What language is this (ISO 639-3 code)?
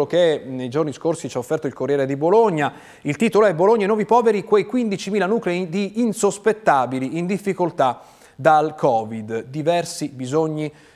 ita